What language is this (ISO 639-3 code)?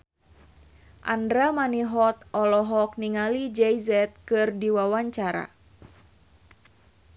sun